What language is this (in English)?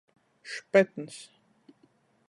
Latgalian